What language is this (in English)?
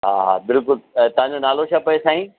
Sindhi